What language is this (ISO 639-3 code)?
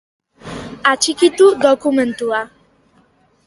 eus